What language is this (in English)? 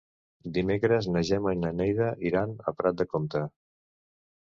Catalan